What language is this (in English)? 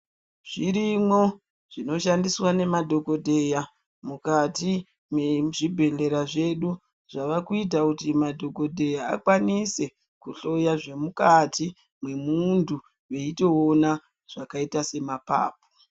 Ndau